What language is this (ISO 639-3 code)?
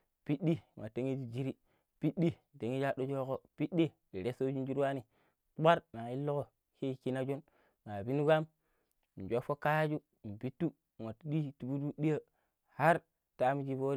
pip